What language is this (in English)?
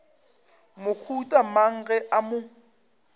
Northern Sotho